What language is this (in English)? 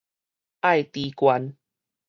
Min Nan Chinese